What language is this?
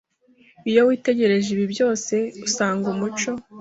Kinyarwanda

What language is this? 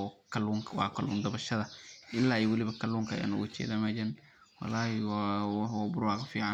Somali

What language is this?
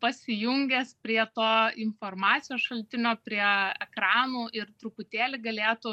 Lithuanian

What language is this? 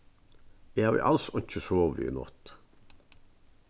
Faroese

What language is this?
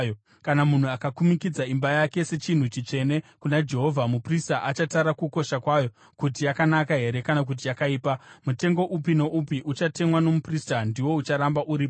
Shona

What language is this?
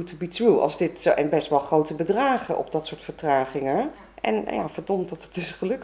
Dutch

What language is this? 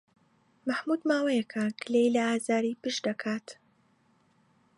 Central Kurdish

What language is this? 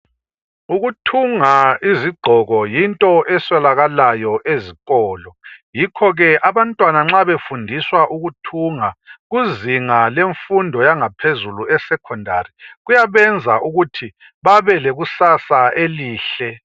North Ndebele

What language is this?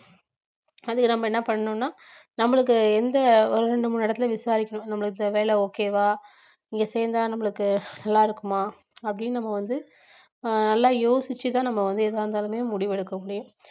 Tamil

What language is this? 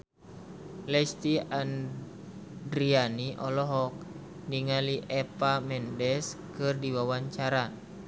Sundanese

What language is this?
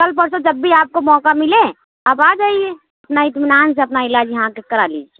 Urdu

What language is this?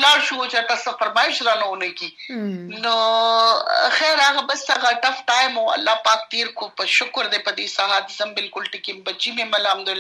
Urdu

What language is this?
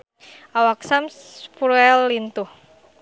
Sundanese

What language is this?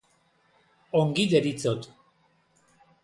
Basque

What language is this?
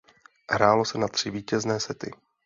Czech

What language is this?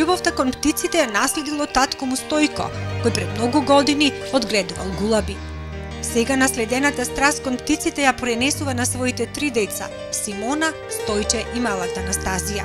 Macedonian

